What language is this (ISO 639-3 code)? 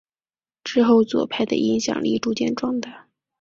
zho